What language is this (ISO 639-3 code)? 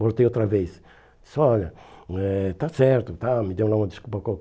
por